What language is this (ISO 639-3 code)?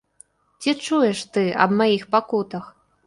bel